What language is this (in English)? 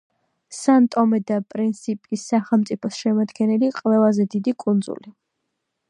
Georgian